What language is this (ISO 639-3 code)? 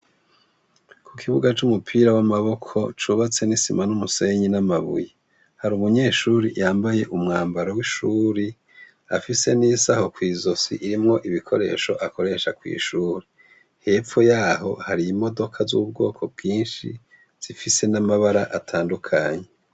run